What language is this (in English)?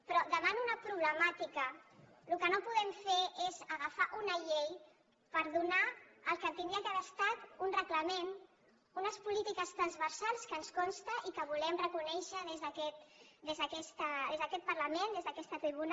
Catalan